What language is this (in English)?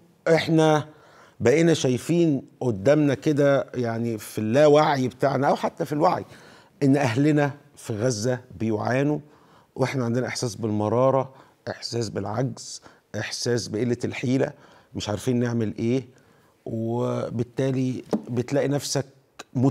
Arabic